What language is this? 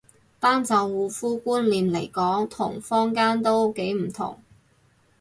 Cantonese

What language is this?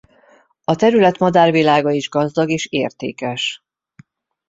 Hungarian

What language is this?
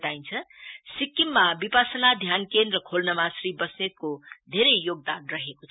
Nepali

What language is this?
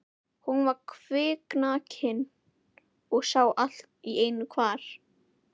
Icelandic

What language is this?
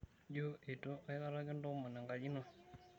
Masai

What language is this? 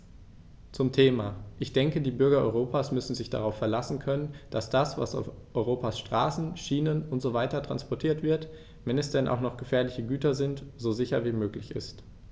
German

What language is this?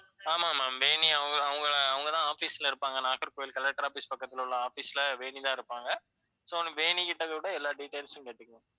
Tamil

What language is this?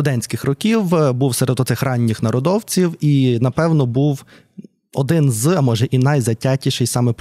Ukrainian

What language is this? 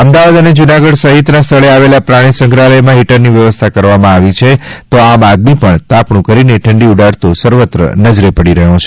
Gujarati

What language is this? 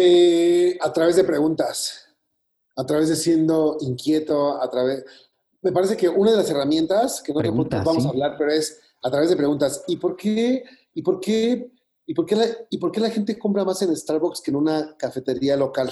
Spanish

